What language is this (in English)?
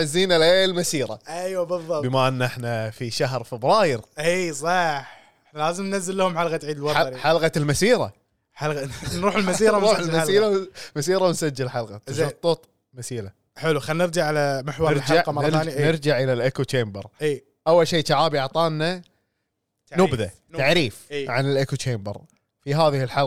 Arabic